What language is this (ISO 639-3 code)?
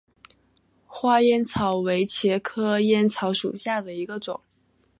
zho